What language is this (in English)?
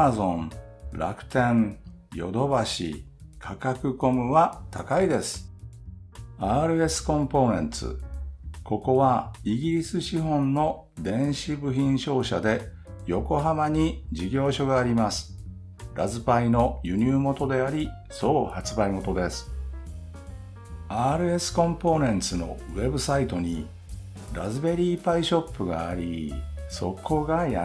Japanese